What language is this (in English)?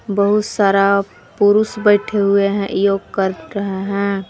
Hindi